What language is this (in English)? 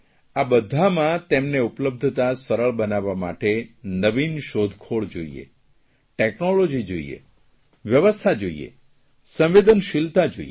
Gujarati